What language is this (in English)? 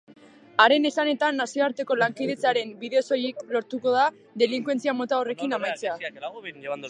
Basque